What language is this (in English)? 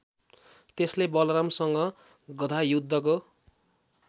Nepali